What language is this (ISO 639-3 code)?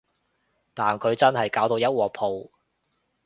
yue